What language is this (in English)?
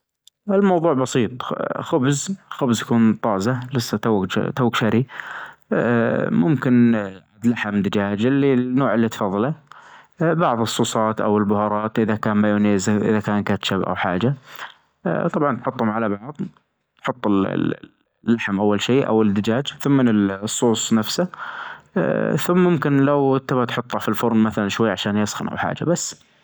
Najdi Arabic